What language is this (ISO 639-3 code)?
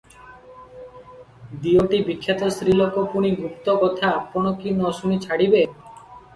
ori